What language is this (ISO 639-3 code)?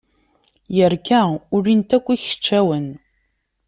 kab